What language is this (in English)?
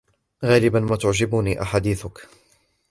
Arabic